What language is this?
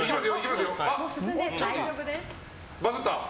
Japanese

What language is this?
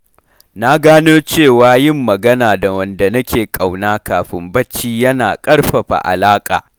Hausa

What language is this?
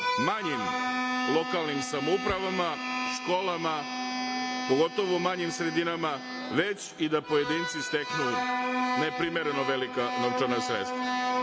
Serbian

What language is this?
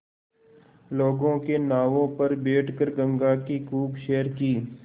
Hindi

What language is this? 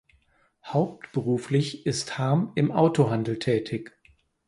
German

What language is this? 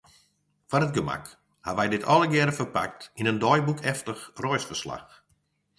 Western Frisian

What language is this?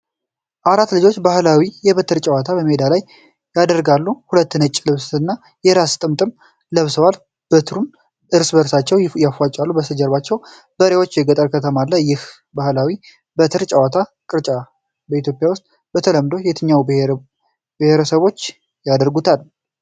Amharic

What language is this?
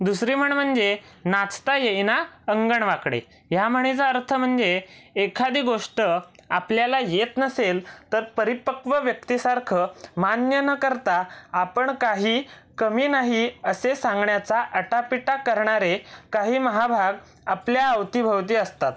Marathi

